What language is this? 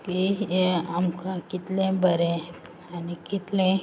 Konkani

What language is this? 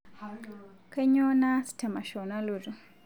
Masai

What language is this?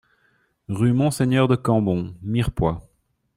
French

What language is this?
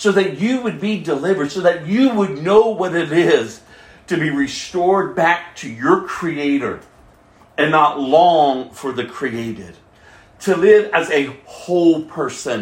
English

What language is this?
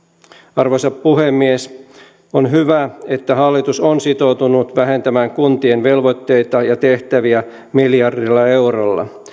Finnish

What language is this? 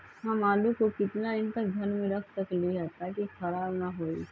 Magahi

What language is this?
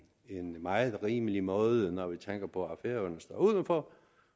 Danish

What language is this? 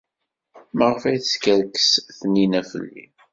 Kabyle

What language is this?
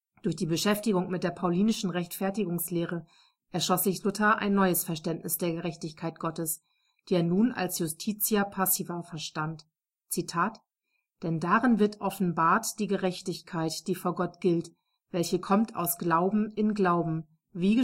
German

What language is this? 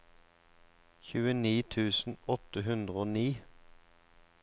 Norwegian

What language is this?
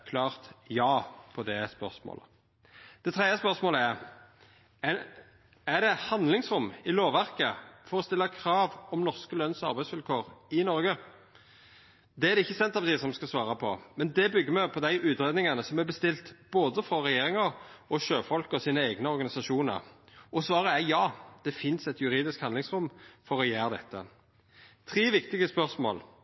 Norwegian Nynorsk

